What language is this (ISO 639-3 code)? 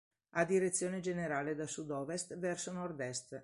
ita